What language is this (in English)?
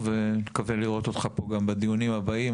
Hebrew